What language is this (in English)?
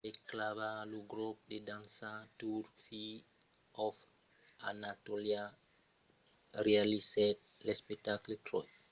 Occitan